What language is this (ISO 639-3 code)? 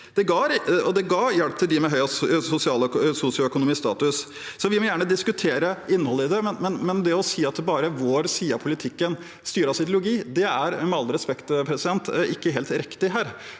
nor